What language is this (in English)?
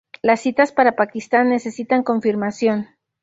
Spanish